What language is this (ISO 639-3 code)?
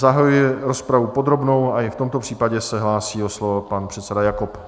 ces